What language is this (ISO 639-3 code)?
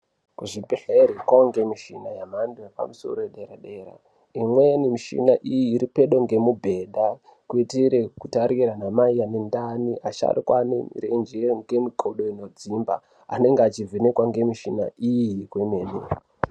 ndc